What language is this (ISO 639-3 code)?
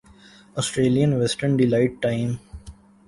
urd